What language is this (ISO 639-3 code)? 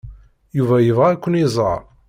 kab